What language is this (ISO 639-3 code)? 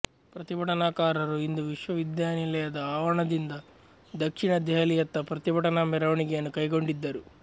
kan